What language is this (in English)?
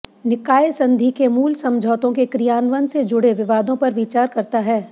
Hindi